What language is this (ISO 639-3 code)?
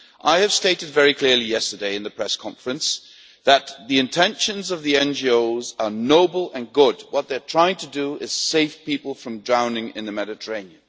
eng